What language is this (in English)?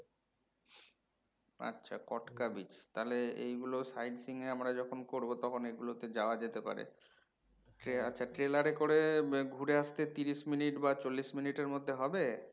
Bangla